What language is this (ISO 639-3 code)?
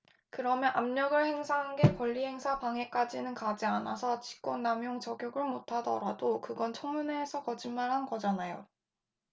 kor